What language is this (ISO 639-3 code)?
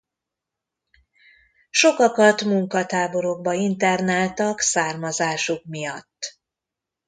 hun